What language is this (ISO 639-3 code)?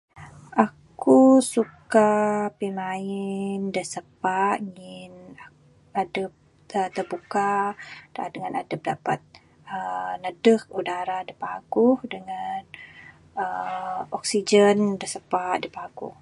sdo